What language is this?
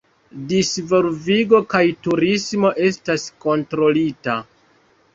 Esperanto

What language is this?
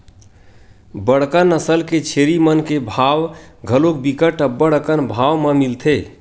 Chhattisgarhi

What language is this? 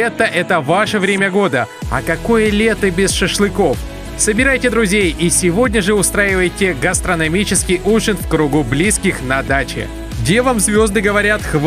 Russian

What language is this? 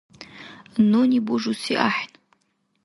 Dargwa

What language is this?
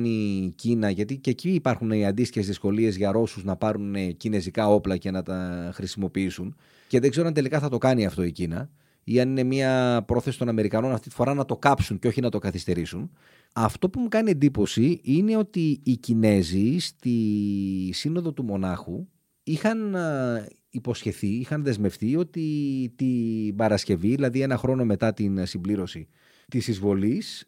Greek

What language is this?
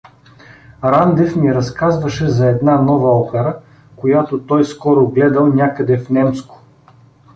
Bulgarian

